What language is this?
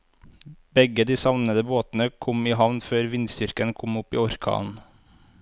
Norwegian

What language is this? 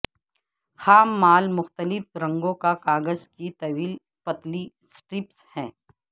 Urdu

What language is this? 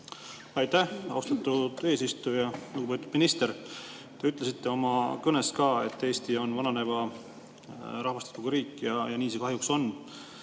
Estonian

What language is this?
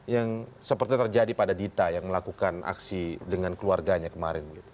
Indonesian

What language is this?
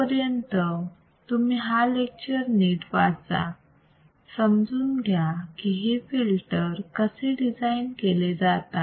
Marathi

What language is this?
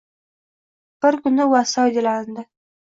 Uzbek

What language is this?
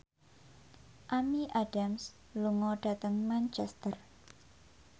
Javanese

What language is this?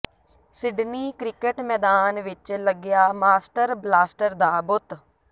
Punjabi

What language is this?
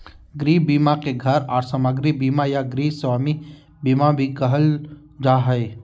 Magahi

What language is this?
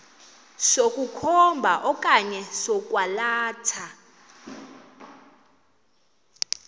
Xhosa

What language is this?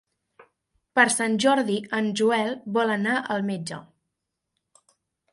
Catalan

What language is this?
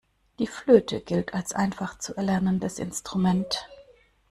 German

